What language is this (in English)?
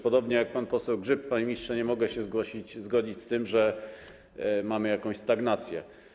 Polish